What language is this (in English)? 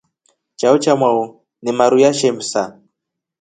Rombo